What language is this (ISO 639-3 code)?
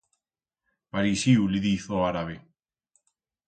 arg